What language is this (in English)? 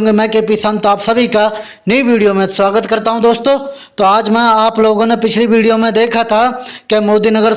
Hindi